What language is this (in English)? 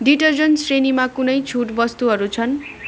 Nepali